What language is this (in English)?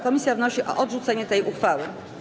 Polish